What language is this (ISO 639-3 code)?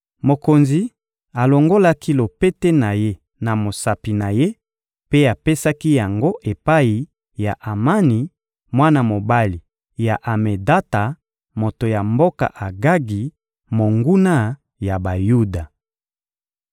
lin